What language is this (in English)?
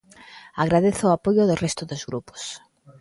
Galician